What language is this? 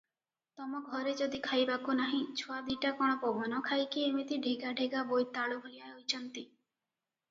Odia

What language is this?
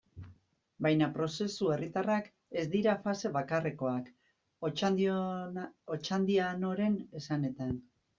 Basque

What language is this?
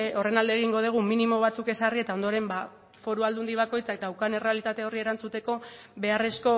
Basque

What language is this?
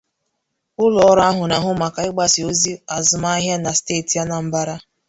Igbo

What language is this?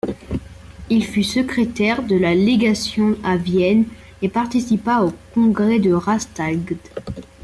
French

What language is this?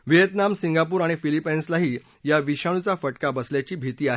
Marathi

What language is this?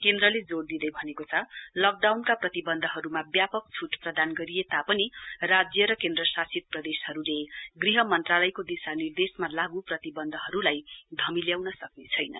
Nepali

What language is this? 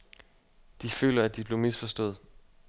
Danish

